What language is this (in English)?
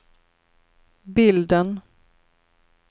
Swedish